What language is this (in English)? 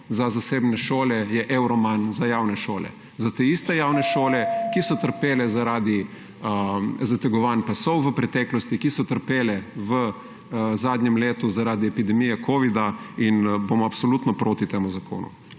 Slovenian